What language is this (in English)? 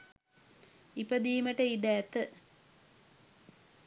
Sinhala